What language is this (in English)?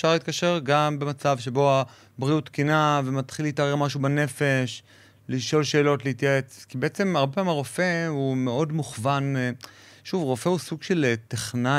Hebrew